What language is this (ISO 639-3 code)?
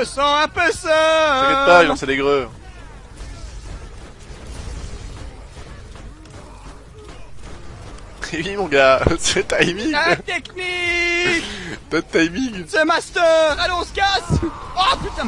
fra